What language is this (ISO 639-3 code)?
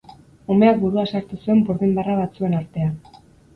eus